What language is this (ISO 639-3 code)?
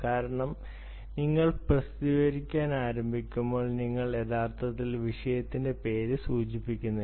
mal